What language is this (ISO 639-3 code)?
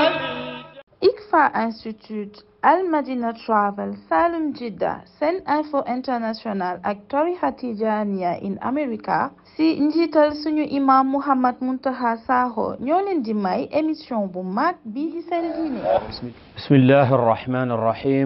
ara